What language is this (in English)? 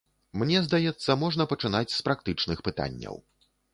Belarusian